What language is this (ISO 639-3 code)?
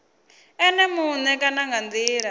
ven